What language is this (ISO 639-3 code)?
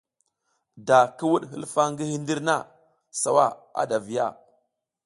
giz